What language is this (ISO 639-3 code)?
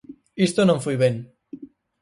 glg